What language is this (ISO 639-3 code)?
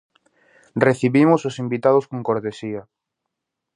glg